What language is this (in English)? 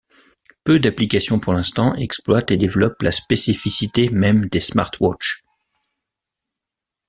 French